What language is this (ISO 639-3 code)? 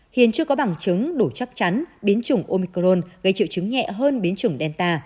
vie